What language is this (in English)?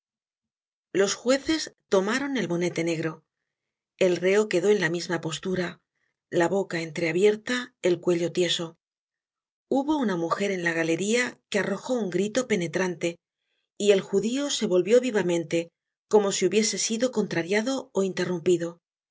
Spanish